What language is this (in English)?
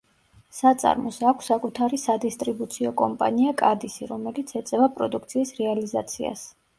Georgian